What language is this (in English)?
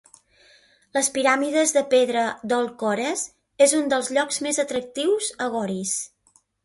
Catalan